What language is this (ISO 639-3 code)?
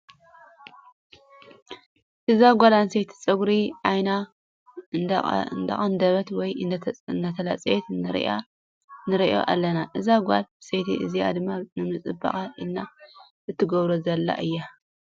tir